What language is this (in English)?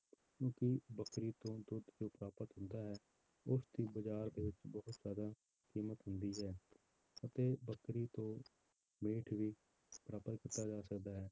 Punjabi